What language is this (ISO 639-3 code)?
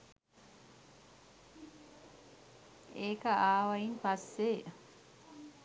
sin